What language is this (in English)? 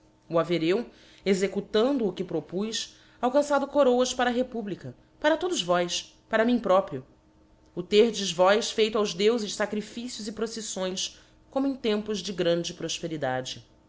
Portuguese